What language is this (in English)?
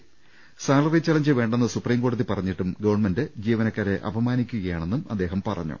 Malayalam